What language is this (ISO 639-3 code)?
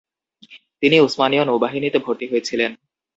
ben